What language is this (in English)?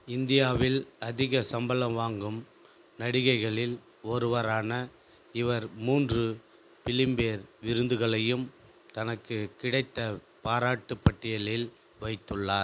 Tamil